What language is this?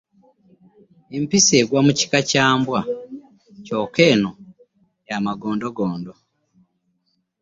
Ganda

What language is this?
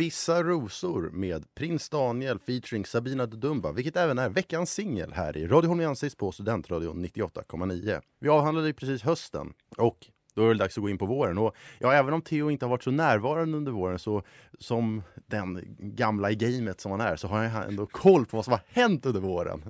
Swedish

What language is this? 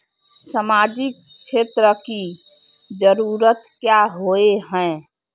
Magahi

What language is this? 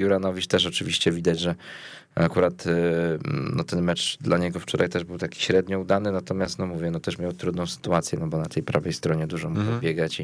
Polish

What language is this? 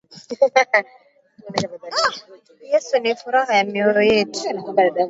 Swahili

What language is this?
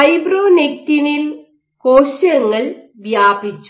Malayalam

